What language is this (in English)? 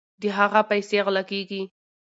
Pashto